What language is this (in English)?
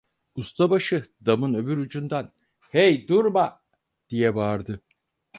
Turkish